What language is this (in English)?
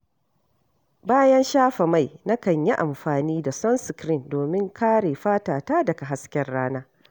Hausa